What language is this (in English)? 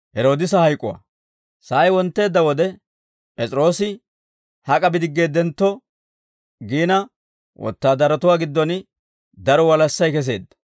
Dawro